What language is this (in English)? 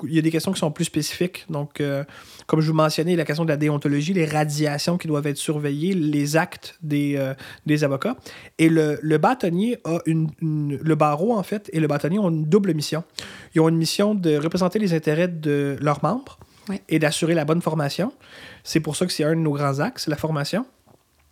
French